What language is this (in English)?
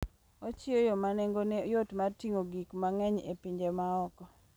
Luo (Kenya and Tanzania)